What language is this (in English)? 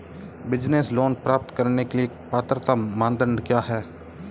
Hindi